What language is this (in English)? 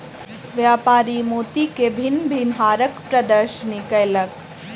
Maithili